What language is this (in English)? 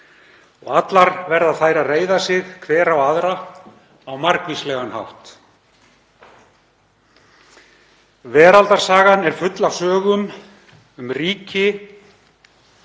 Icelandic